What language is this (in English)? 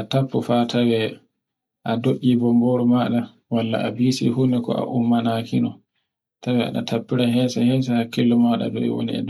Borgu Fulfulde